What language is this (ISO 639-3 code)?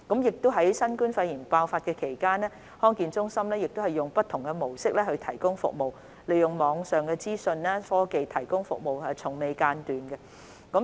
yue